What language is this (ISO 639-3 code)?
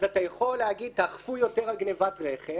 heb